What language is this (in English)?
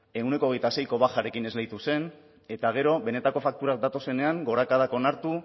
Basque